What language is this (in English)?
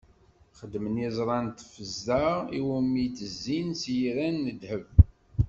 Kabyle